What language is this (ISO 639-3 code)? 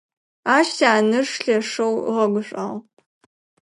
ady